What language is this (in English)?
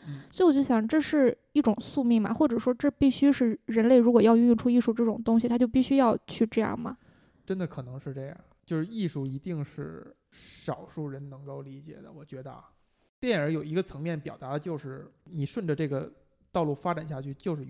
Chinese